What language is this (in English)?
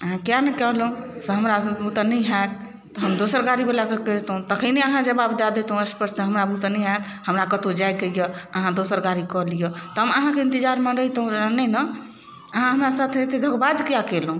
Maithili